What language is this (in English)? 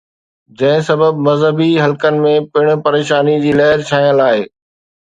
Sindhi